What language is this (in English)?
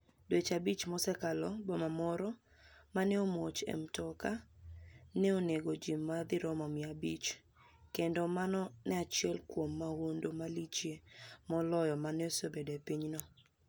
Luo (Kenya and Tanzania)